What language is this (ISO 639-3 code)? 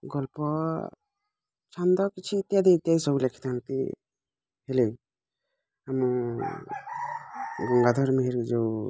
ori